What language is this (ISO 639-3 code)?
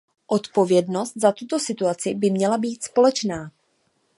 ces